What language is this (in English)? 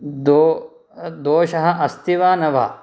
Sanskrit